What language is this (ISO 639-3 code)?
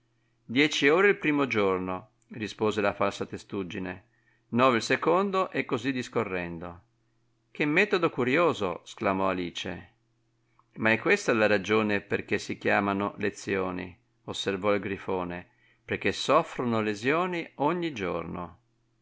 ita